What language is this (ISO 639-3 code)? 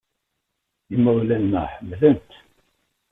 kab